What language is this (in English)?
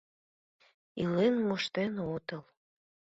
Mari